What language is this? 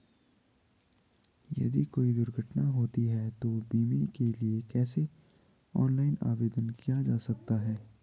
Hindi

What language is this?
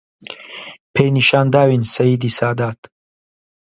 Central Kurdish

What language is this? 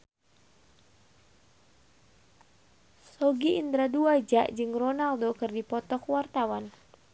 Sundanese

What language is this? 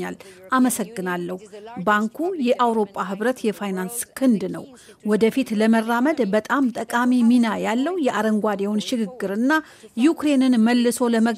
Amharic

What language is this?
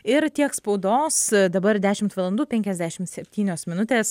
Lithuanian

